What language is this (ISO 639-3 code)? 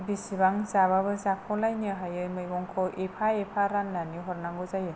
brx